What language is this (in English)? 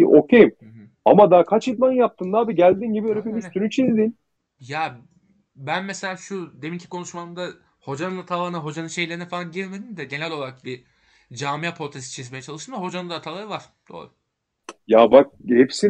Turkish